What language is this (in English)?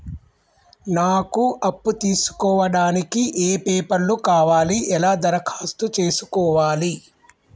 Telugu